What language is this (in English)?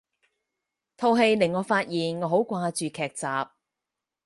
Cantonese